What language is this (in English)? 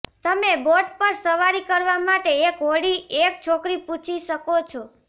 Gujarati